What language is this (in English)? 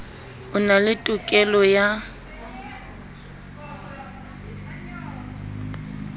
Southern Sotho